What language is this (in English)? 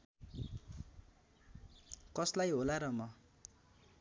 Nepali